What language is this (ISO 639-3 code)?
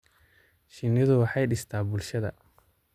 som